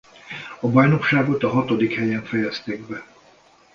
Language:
Hungarian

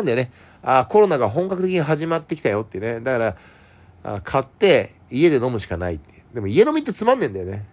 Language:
Japanese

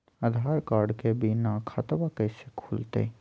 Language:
Magahi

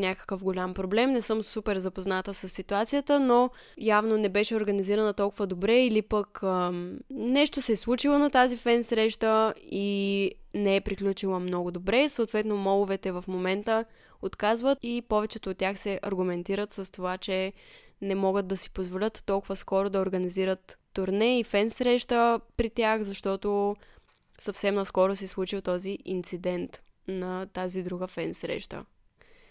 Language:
Bulgarian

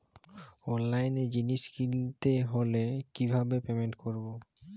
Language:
Bangla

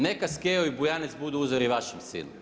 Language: Croatian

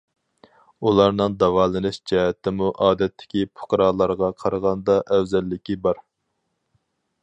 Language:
Uyghur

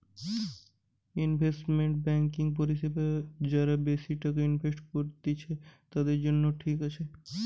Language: Bangla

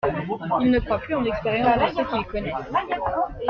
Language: French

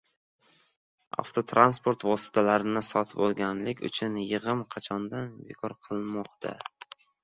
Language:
Uzbek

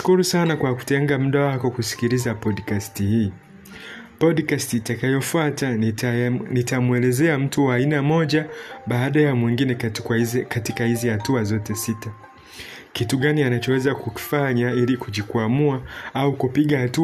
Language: Swahili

